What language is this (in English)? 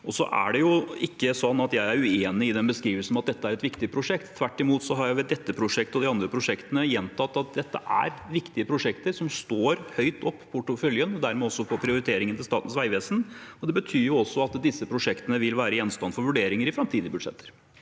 Norwegian